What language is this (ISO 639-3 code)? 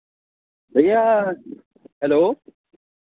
hin